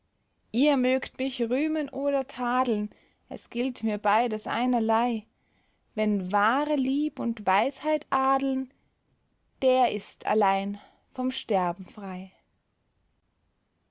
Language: German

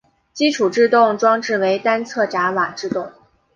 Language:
Chinese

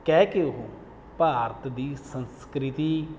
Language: Punjabi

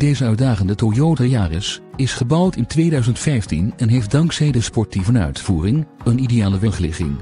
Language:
Dutch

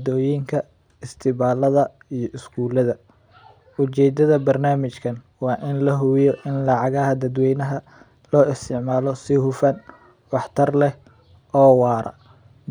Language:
Somali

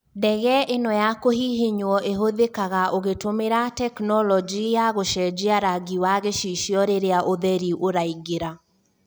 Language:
Kikuyu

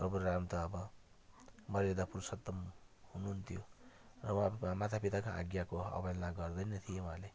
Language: Nepali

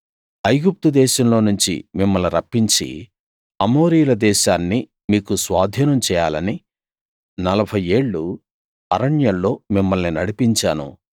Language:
Telugu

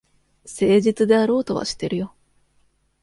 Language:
Japanese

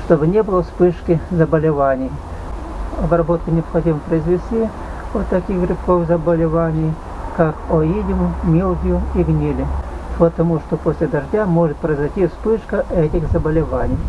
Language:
Russian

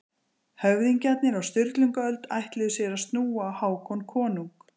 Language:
Icelandic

